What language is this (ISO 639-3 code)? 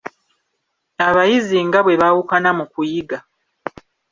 lug